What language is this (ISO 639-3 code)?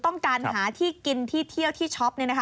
tha